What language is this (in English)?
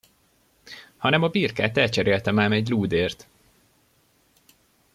Hungarian